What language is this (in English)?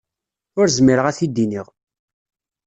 Kabyle